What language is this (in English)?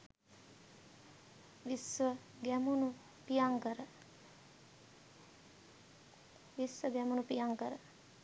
Sinhala